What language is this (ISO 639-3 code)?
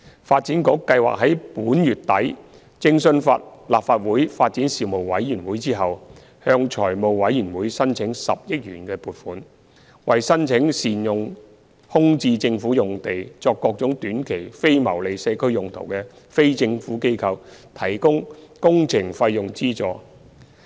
yue